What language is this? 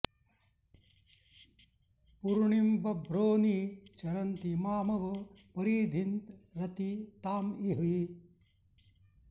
Sanskrit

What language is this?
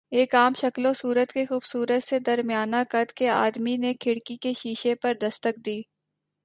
Urdu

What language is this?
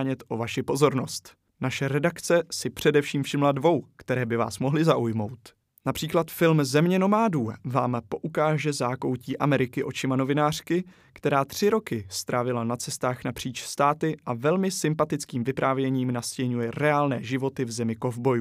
Czech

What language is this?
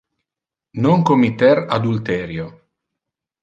Interlingua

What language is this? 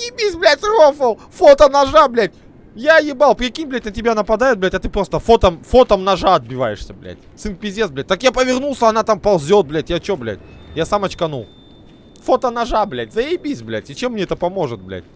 Russian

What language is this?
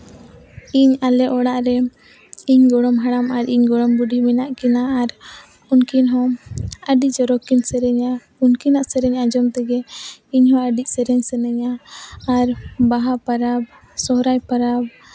Santali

